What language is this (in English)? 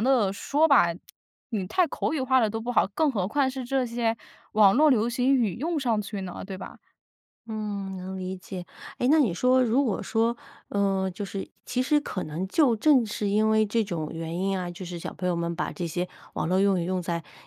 Chinese